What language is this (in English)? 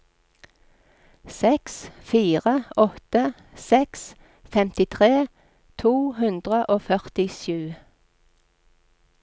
Norwegian